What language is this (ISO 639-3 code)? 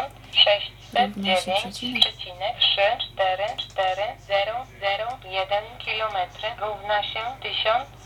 pol